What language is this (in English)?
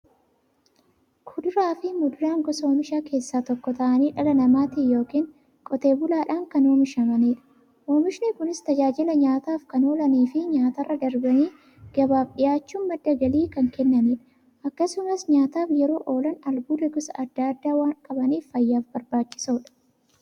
Oromo